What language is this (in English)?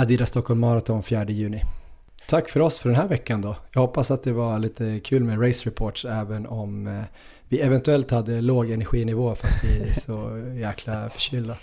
Swedish